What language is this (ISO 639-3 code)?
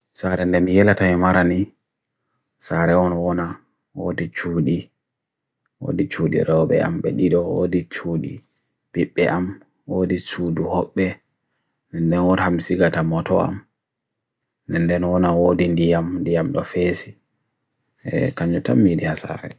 fui